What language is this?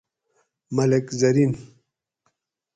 Gawri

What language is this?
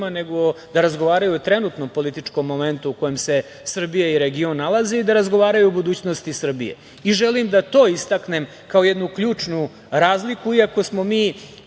Serbian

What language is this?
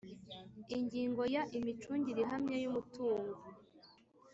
Kinyarwanda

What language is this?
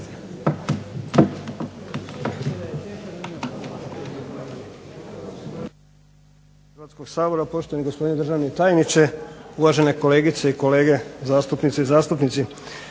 Croatian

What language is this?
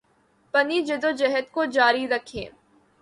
Urdu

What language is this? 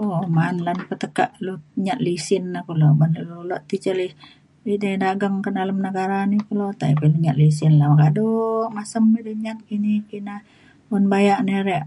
Mainstream Kenyah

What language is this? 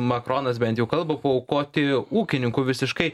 Lithuanian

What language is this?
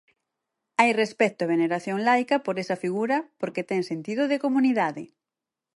Galician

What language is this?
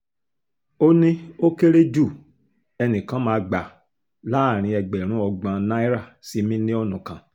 Yoruba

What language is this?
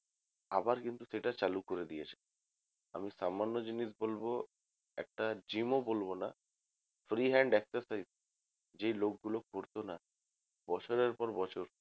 Bangla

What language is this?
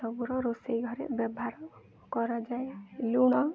Odia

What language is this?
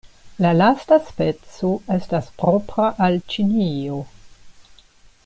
Esperanto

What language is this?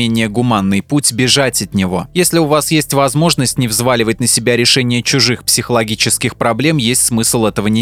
Russian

